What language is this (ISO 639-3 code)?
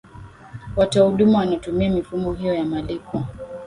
swa